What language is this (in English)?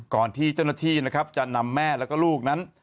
Thai